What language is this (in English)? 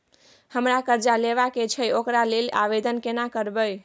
Maithili